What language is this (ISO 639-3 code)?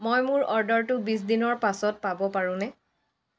asm